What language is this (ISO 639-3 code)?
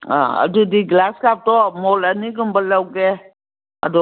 mni